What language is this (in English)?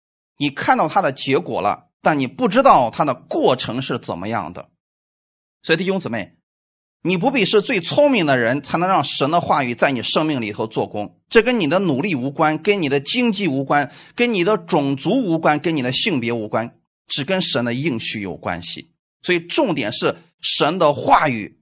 Chinese